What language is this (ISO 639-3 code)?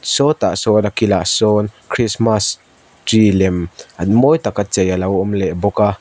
lus